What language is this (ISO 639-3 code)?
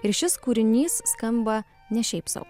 lit